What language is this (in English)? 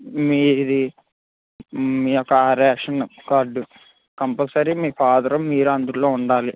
Telugu